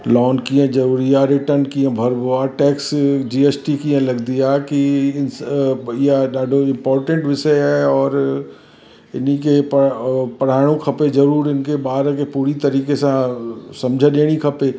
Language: Sindhi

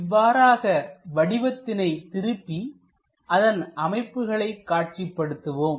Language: Tamil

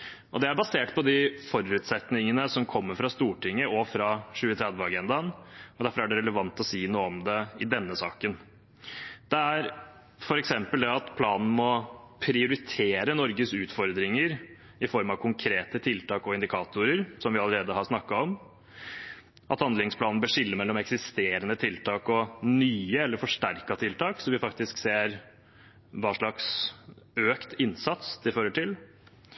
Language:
Norwegian Bokmål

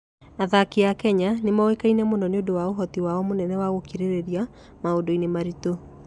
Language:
Kikuyu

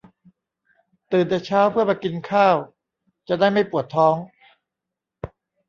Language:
Thai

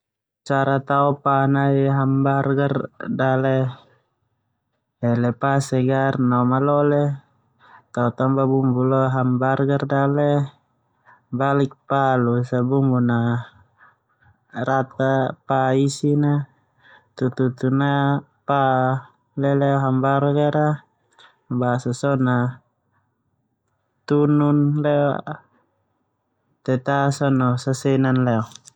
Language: Termanu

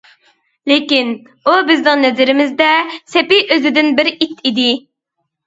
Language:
Uyghur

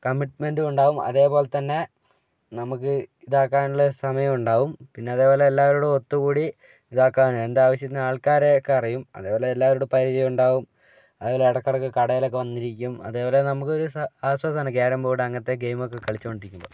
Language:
Malayalam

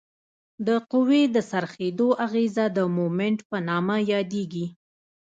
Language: Pashto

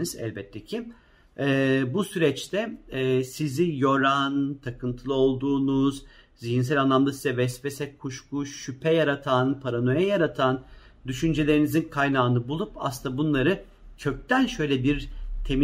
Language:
Turkish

